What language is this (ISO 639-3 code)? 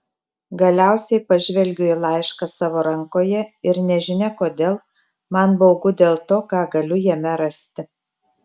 lit